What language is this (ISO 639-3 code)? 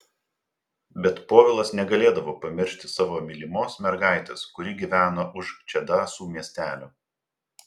lit